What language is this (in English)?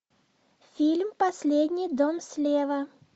Russian